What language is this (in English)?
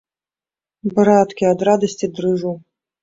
Belarusian